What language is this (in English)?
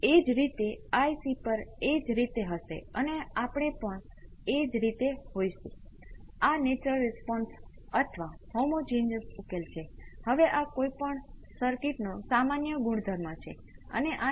Gujarati